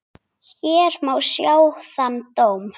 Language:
Icelandic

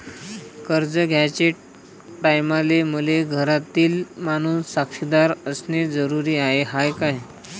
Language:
Marathi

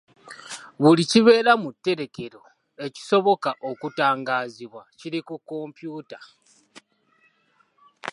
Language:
Ganda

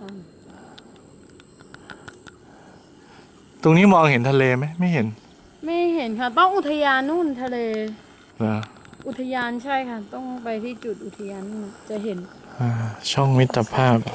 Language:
Thai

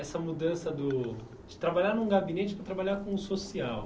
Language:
Portuguese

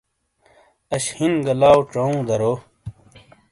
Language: Shina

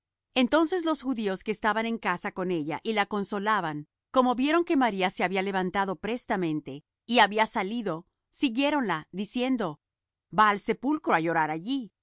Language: Spanish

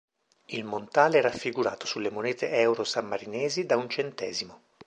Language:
Italian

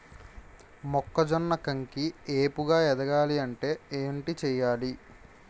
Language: Telugu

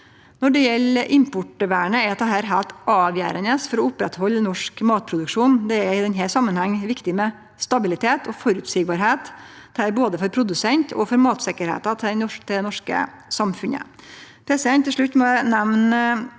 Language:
Norwegian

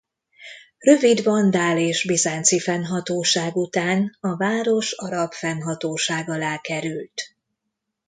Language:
Hungarian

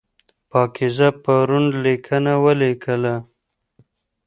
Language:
Pashto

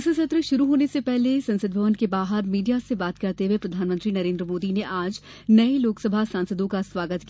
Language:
Hindi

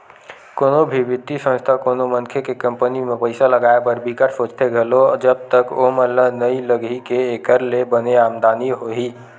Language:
Chhattisgarhi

